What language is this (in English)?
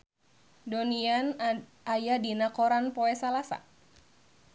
Sundanese